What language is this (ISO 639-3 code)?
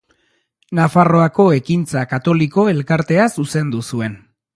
eus